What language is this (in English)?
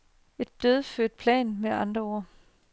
Danish